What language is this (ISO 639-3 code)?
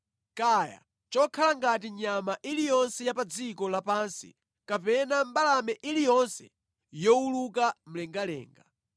nya